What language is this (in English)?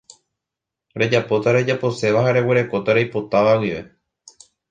Guarani